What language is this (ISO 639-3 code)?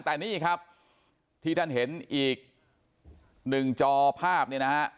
tha